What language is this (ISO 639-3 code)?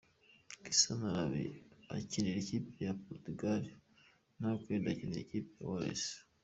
kin